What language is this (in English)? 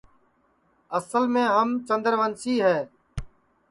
Sansi